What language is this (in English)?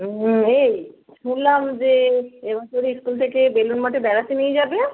Bangla